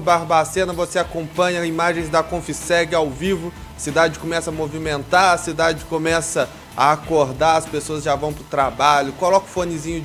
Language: Portuguese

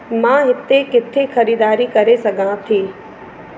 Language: Sindhi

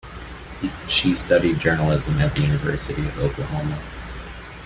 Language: English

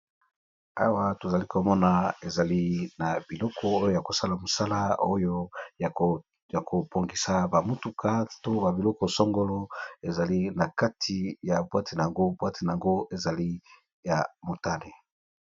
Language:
Lingala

